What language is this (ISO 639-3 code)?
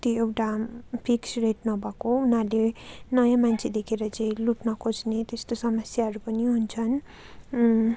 nep